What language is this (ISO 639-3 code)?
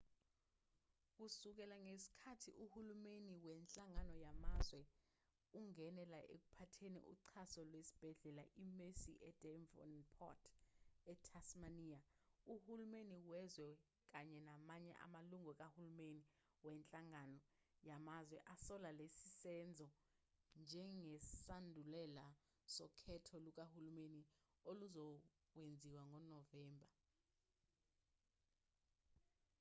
zul